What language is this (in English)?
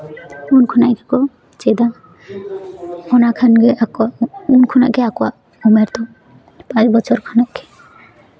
Santali